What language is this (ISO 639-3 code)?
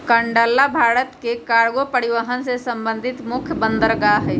mag